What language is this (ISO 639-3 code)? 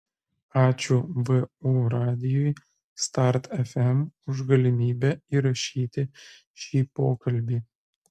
lit